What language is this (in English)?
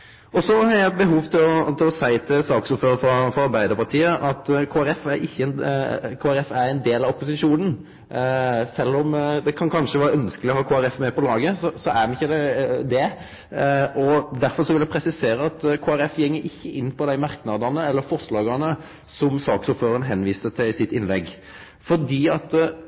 Norwegian Nynorsk